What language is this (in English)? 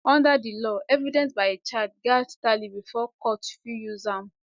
Nigerian Pidgin